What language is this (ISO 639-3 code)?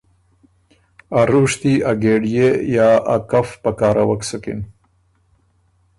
oru